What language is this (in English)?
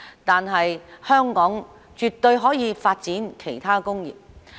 Cantonese